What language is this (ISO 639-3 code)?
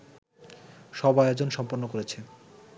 ben